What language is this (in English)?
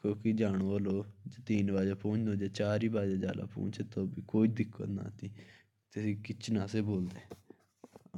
Jaunsari